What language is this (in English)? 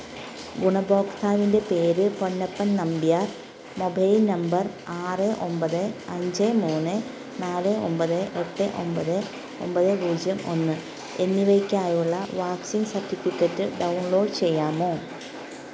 Malayalam